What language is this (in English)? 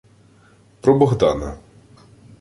Ukrainian